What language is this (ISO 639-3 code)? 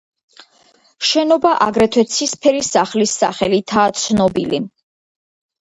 kat